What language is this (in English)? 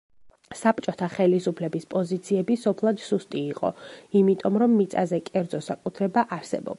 Georgian